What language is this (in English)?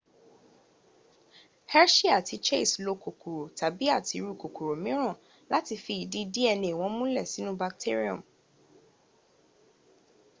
Yoruba